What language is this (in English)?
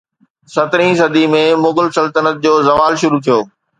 Sindhi